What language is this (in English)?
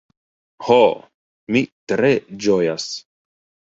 Esperanto